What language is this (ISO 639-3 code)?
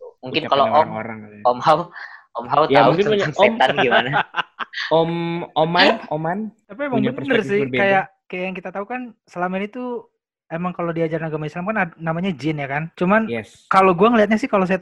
ind